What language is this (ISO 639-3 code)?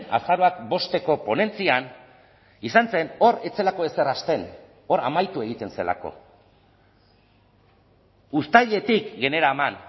eus